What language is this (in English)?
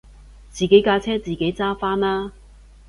Cantonese